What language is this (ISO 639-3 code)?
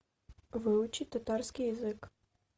rus